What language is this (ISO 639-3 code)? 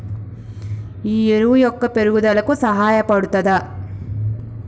tel